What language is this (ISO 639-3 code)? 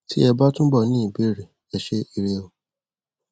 yor